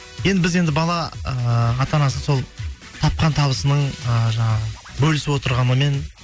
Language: Kazakh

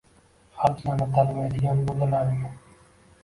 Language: Uzbek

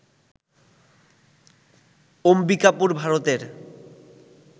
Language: Bangla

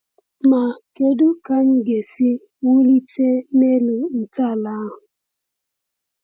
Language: Igbo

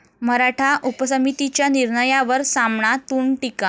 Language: Marathi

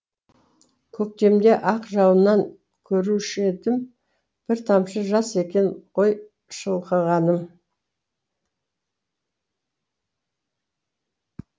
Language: Kazakh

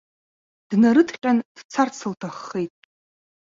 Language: Abkhazian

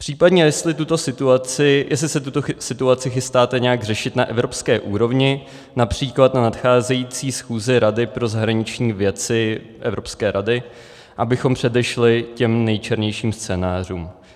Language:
Czech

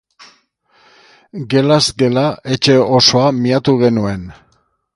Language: Basque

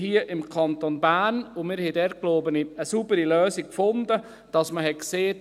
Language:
Swiss German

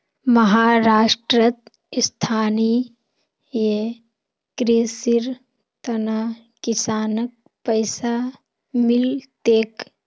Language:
Magahi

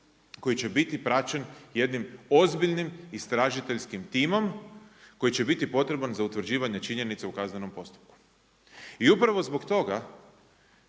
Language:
Croatian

